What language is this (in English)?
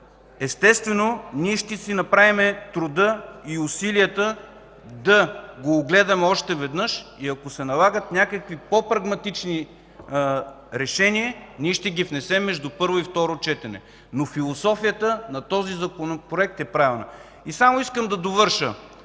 Bulgarian